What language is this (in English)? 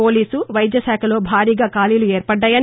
Telugu